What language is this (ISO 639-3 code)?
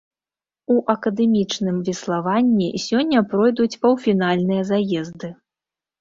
bel